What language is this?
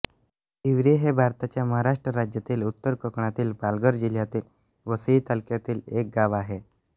Marathi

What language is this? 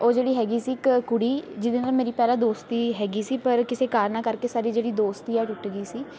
Punjabi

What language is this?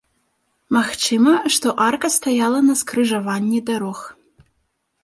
Belarusian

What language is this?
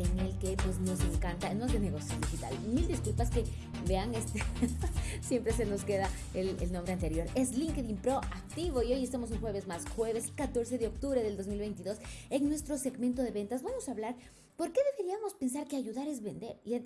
Spanish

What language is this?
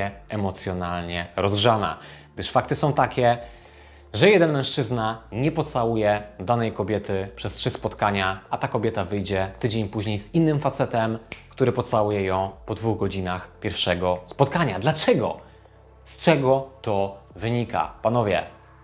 Polish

